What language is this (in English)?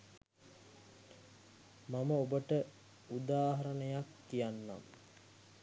Sinhala